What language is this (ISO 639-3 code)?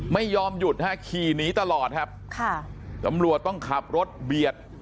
tha